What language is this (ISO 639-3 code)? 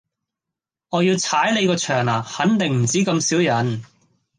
yue